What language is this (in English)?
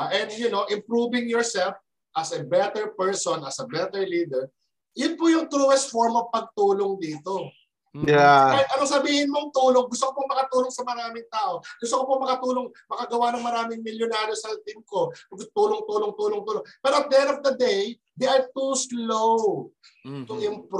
Filipino